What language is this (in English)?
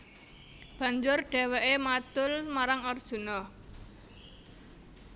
Javanese